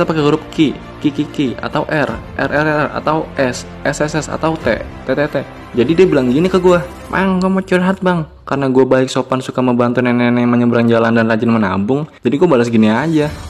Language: Indonesian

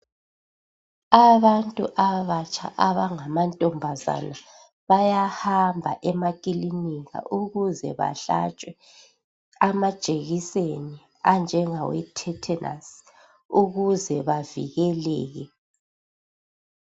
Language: North Ndebele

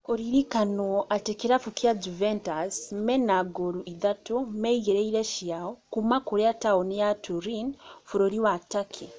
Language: Kikuyu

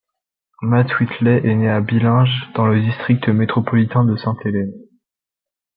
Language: French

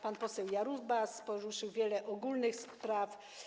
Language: Polish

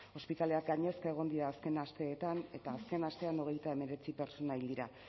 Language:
Basque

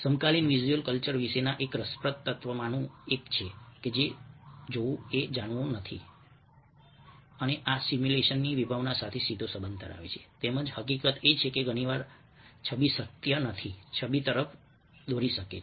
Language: Gujarati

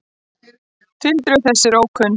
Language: Icelandic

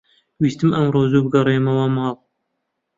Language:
Central Kurdish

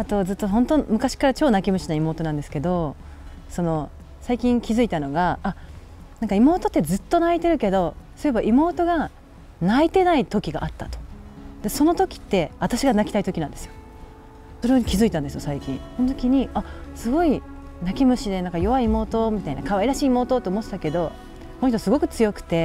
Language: Japanese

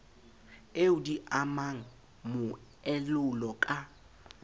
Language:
Southern Sotho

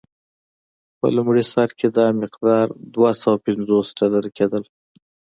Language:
Pashto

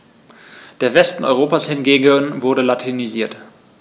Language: German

